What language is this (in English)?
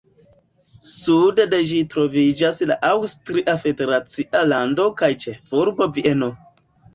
Esperanto